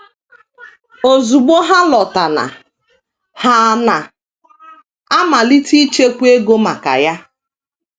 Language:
Igbo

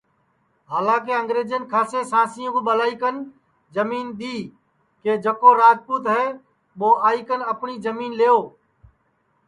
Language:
Sansi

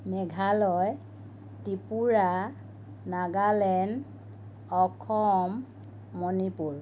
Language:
Assamese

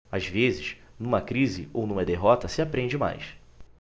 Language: Portuguese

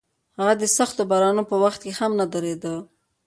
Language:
Pashto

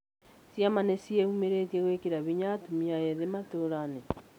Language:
Kikuyu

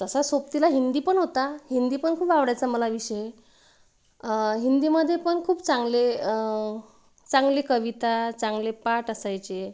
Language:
Marathi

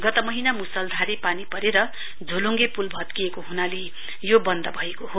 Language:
Nepali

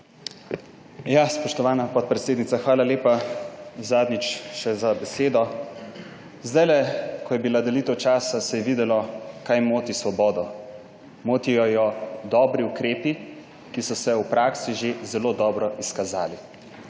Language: Slovenian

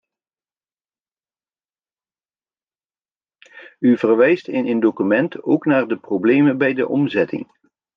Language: Dutch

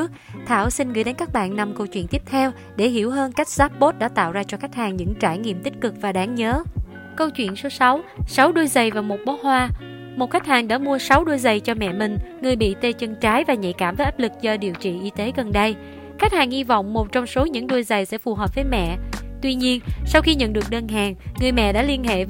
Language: Vietnamese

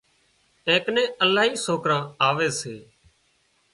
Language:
Wadiyara Koli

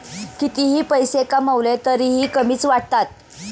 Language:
Marathi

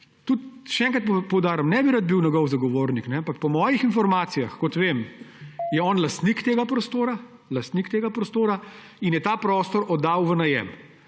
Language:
Slovenian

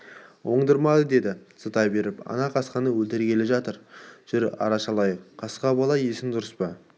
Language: Kazakh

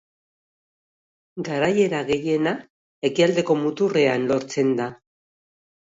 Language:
Basque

